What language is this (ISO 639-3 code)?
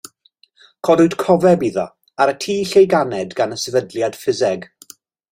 cym